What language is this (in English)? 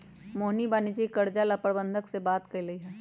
Magahi